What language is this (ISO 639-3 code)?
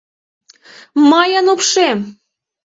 chm